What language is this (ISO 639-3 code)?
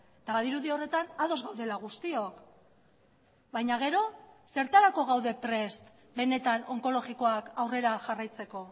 eus